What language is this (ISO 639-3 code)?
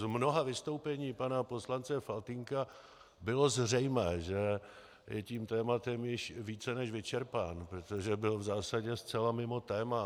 ces